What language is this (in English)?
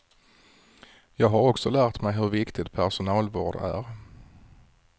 Swedish